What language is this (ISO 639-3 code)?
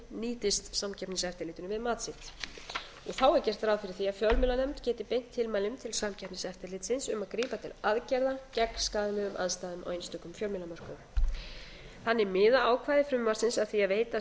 isl